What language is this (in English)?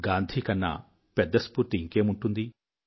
Telugu